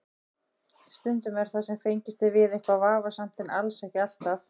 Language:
Icelandic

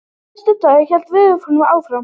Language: Icelandic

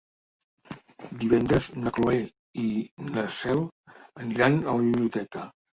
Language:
Catalan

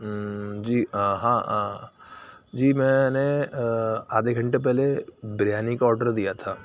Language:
Urdu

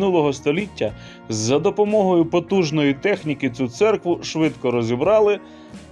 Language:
Ukrainian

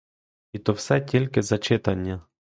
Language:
Ukrainian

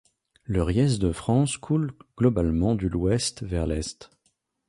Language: French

